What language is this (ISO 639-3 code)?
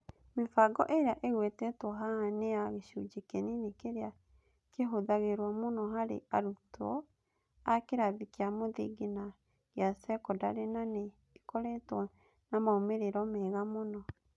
kik